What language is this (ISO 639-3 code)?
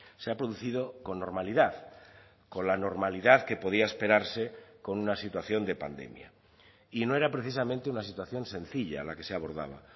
spa